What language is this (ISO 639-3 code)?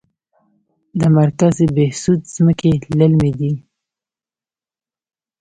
pus